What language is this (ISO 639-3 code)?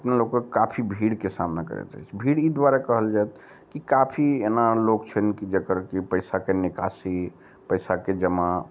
mai